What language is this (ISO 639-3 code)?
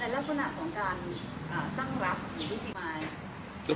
tha